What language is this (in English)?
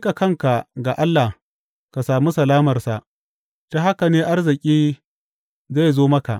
Hausa